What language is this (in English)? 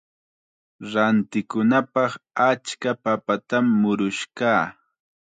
Chiquián Ancash Quechua